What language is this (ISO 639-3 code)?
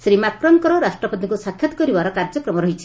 ori